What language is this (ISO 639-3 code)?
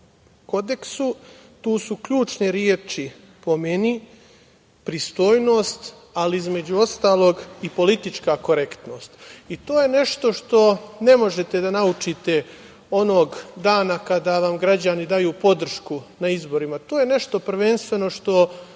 srp